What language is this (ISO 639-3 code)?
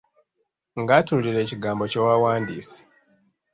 lug